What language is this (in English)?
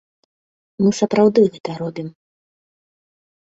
Belarusian